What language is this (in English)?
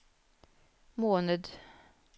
Norwegian